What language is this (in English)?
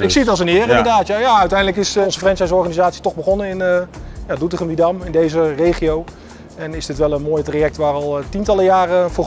Dutch